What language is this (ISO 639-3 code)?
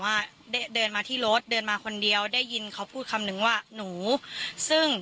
tha